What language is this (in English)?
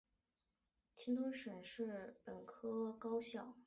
Chinese